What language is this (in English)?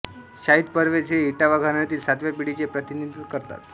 Marathi